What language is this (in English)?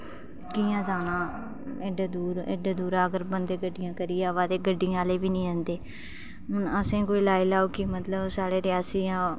Dogri